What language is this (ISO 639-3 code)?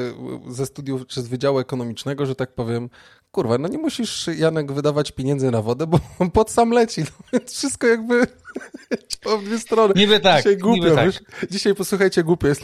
pol